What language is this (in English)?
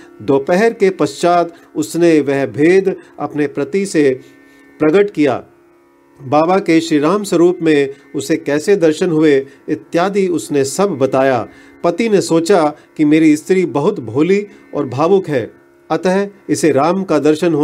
Hindi